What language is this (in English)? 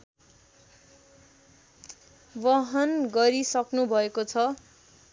Nepali